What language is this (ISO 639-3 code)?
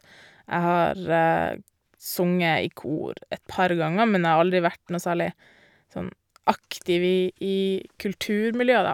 nor